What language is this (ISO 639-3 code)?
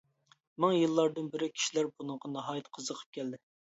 uig